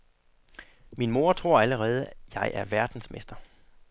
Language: Danish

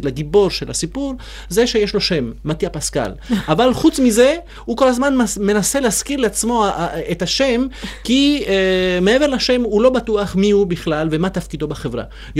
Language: Hebrew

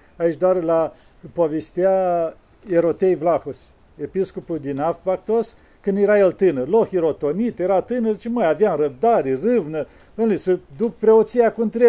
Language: Romanian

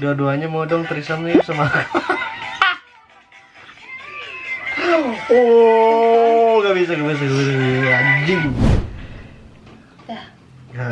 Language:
Indonesian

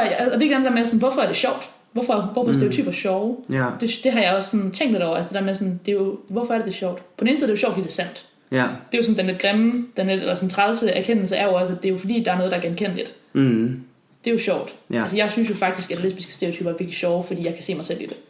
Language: Danish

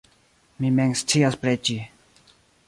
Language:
Esperanto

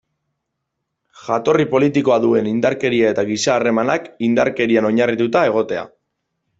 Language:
Basque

